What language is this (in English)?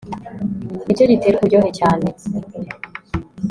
Kinyarwanda